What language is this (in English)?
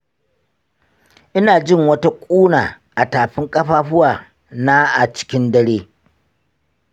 Hausa